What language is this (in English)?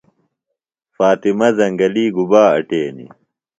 Phalura